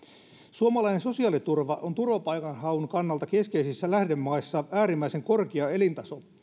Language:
Finnish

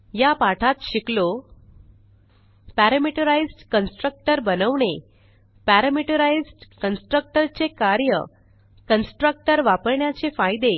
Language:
Marathi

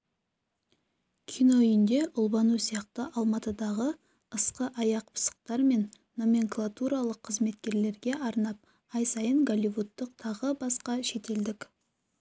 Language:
Kazakh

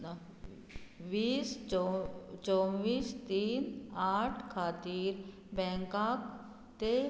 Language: Konkani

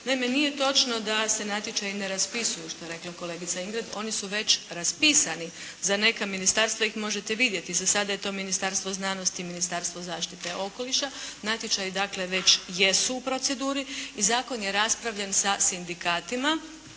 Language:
Croatian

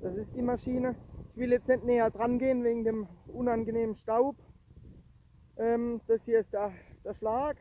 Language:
German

